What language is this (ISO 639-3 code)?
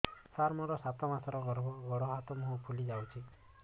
ori